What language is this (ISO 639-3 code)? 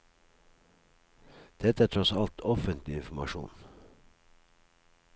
nor